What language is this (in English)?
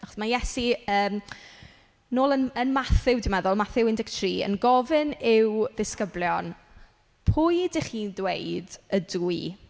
Welsh